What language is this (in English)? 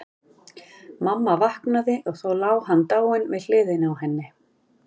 Icelandic